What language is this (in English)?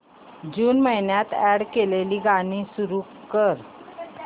Marathi